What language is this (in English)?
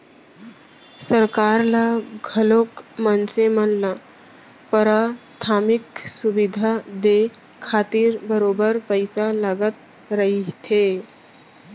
Chhattisgarhi